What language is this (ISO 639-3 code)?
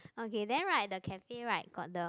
eng